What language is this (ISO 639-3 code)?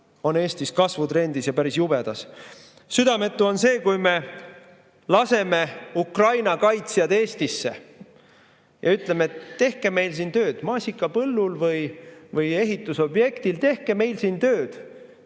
est